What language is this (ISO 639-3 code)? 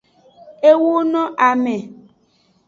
ajg